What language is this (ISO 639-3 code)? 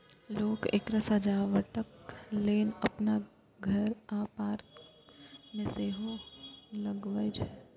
mai